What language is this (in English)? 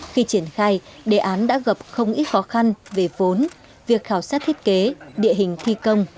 Vietnamese